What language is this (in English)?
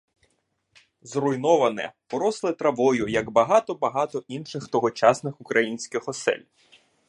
Ukrainian